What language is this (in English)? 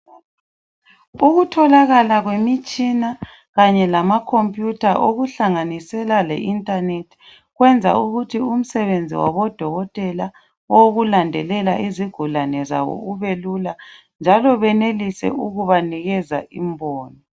North Ndebele